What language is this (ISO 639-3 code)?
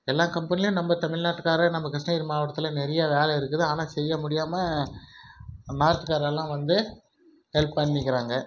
tam